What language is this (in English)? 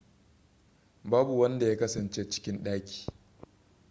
Hausa